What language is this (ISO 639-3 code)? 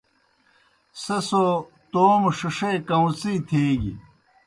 plk